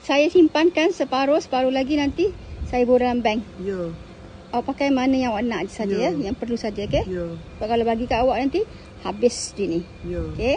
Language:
Malay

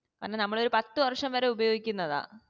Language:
Malayalam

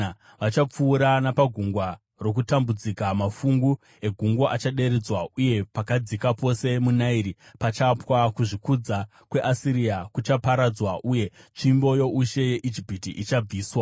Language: Shona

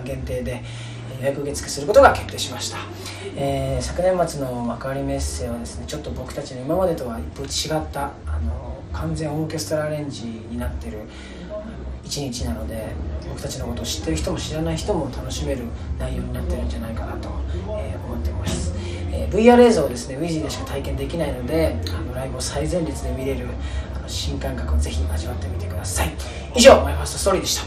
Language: Japanese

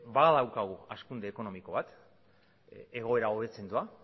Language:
Basque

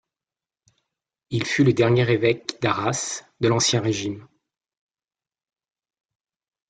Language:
French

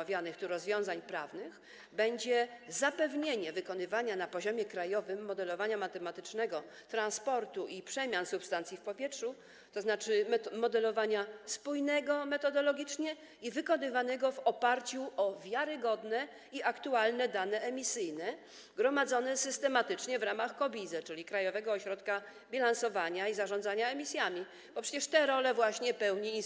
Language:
Polish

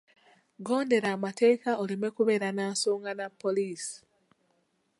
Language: Ganda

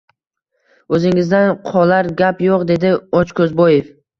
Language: Uzbek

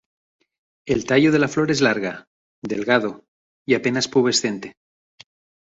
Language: Spanish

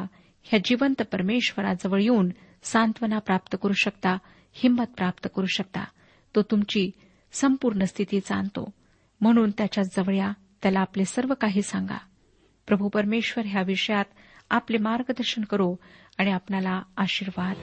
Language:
Marathi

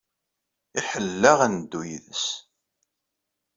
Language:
Kabyle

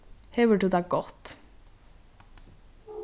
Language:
Faroese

